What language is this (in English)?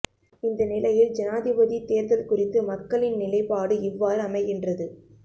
Tamil